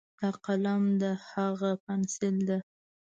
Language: Pashto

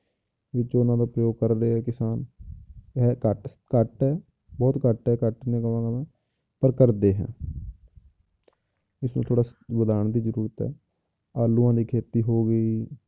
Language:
Punjabi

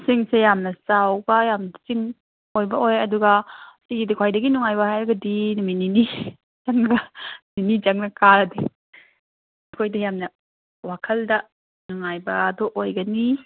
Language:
Manipuri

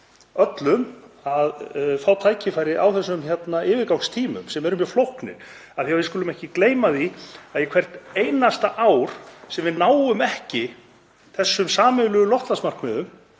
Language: Icelandic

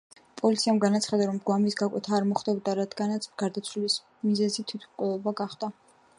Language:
Georgian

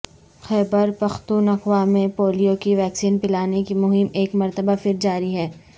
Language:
Urdu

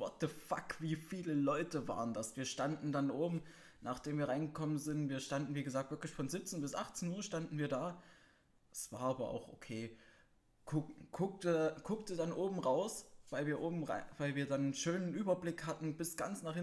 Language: German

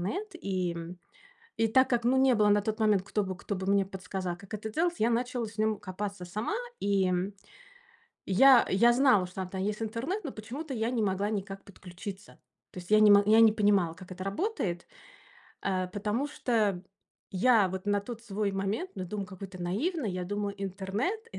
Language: Russian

